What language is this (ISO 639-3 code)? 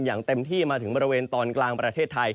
tha